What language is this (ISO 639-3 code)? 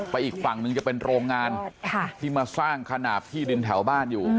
tha